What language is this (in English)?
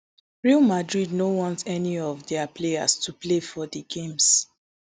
Nigerian Pidgin